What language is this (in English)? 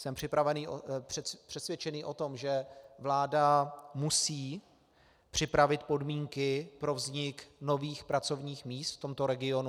Czech